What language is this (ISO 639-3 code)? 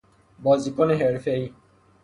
fas